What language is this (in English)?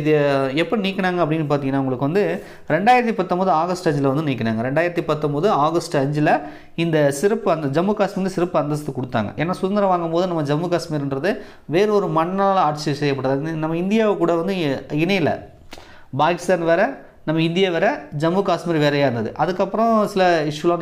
Tamil